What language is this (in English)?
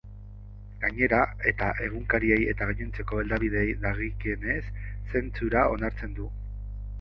Basque